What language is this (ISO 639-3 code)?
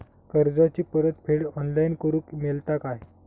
mar